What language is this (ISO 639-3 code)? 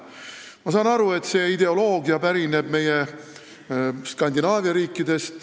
est